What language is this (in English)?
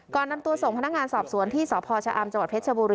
Thai